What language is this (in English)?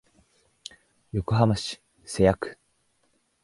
Japanese